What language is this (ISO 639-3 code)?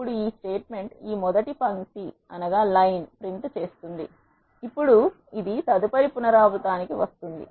tel